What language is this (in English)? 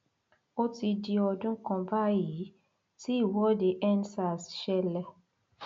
Yoruba